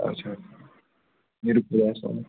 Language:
Kashmiri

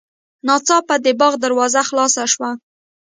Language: Pashto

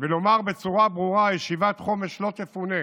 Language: Hebrew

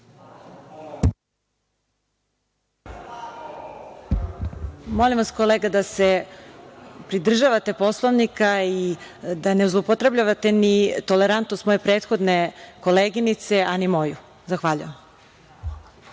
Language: Serbian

